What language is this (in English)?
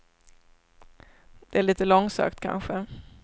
Swedish